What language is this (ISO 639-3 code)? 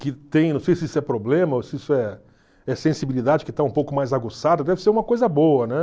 por